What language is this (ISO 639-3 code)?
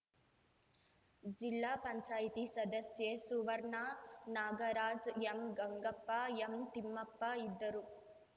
kan